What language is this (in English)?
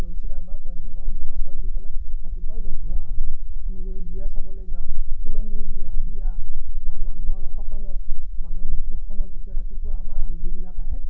Assamese